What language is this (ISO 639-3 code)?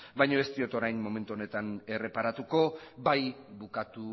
eus